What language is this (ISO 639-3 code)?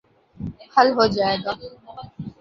urd